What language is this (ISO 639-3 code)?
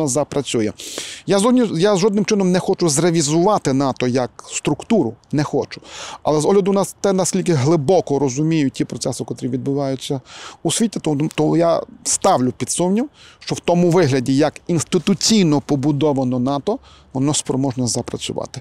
ukr